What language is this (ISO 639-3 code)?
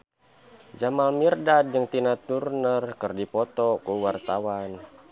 sun